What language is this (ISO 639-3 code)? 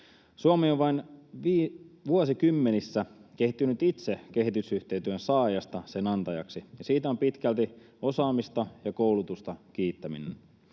fin